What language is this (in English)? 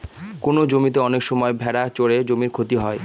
Bangla